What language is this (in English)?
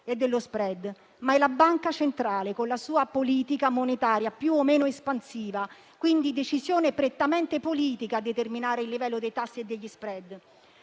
Italian